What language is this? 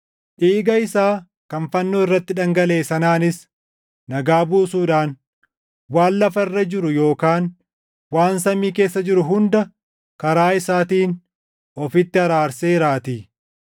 Oromo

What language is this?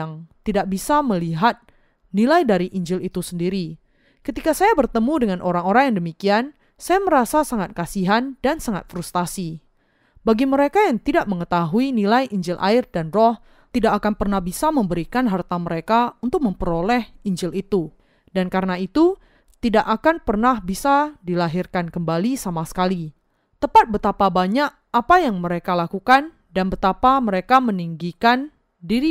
Indonesian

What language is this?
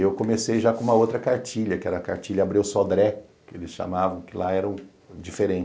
Portuguese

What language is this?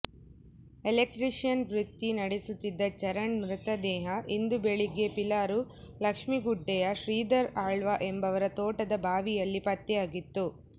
Kannada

